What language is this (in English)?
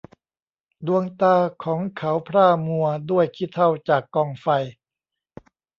Thai